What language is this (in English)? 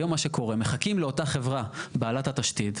Hebrew